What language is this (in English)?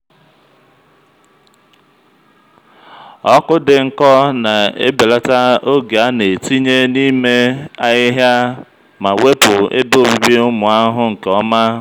Igbo